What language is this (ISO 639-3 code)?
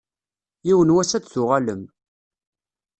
kab